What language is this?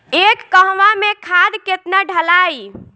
Bhojpuri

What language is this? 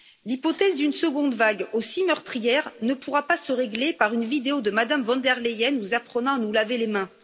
French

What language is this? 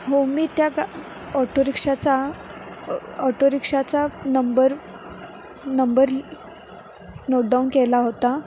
Marathi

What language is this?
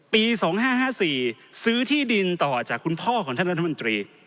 Thai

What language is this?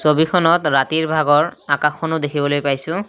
Assamese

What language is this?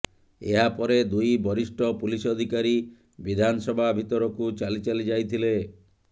Odia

